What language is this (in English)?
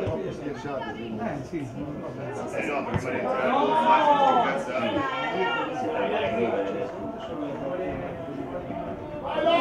Italian